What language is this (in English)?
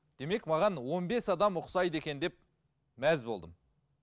Kazakh